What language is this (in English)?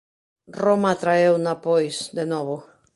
Galician